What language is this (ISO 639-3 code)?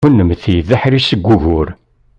kab